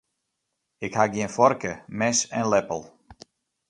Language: Western Frisian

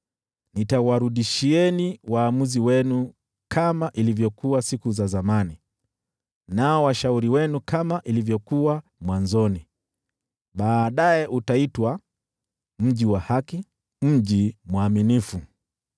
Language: Swahili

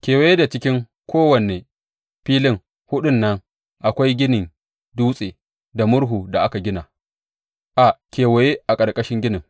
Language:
Hausa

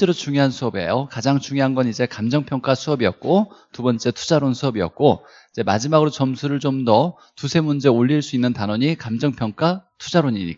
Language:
Korean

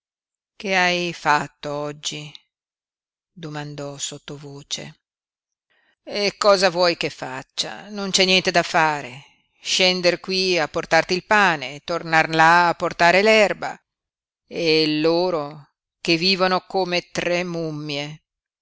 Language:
Italian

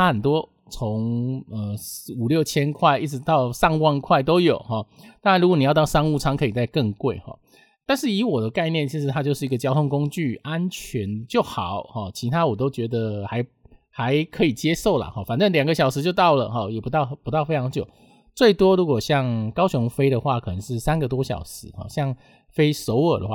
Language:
Chinese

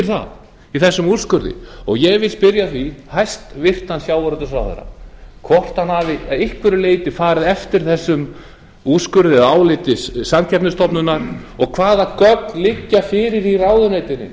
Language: Icelandic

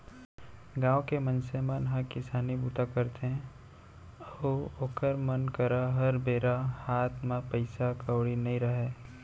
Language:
Chhattisgarhi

